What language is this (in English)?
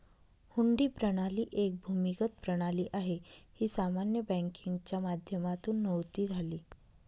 Marathi